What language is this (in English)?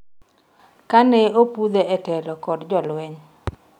Luo (Kenya and Tanzania)